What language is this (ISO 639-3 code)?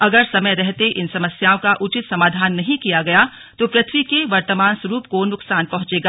hin